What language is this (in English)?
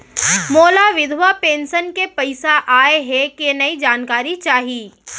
Chhattisgarhi